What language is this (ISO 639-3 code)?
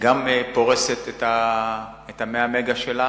heb